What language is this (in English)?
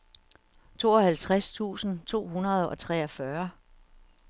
Danish